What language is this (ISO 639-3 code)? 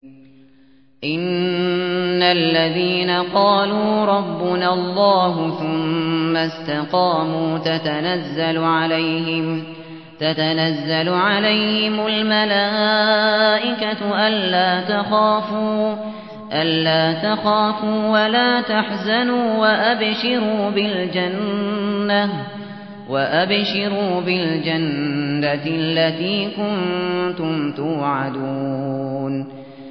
ara